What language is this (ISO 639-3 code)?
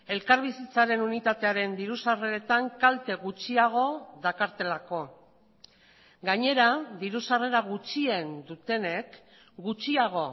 eus